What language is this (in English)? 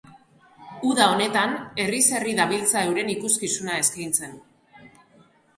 Basque